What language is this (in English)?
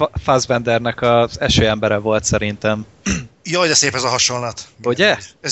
Hungarian